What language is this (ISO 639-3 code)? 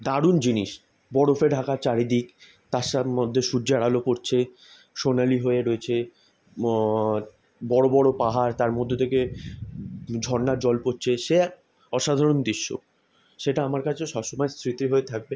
ben